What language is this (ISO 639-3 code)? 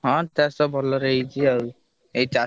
ori